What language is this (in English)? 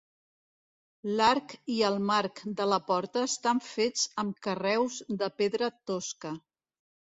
Catalan